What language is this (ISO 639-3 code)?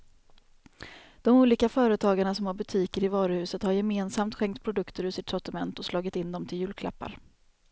swe